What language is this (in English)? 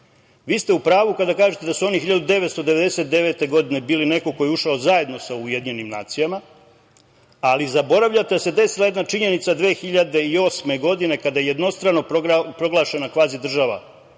Serbian